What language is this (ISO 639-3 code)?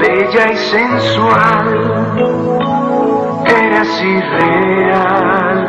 spa